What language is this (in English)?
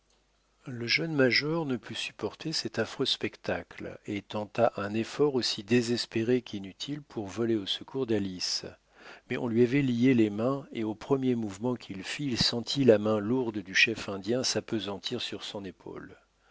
French